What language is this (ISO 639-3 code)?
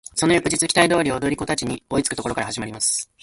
jpn